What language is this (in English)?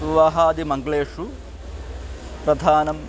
Sanskrit